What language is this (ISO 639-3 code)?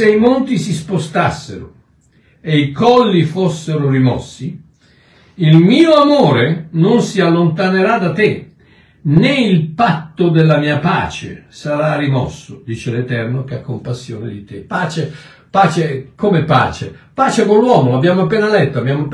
ita